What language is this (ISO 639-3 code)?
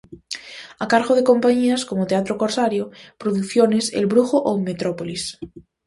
glg